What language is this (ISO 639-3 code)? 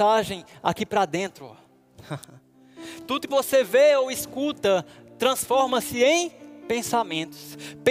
por